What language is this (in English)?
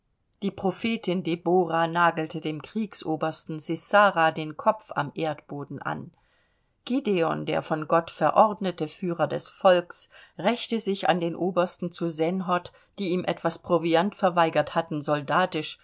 German